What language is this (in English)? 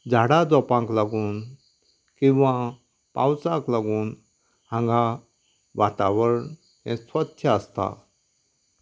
Konkani